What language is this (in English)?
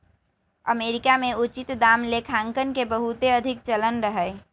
Magahi